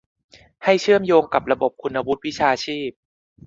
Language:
Thai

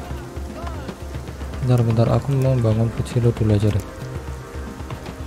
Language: Indonesian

